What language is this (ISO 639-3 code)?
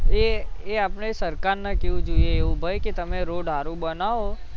guj